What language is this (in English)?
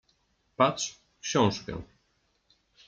Polish